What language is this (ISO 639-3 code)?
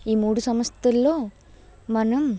tel